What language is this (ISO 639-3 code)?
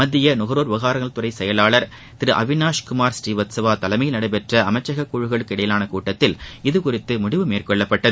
tam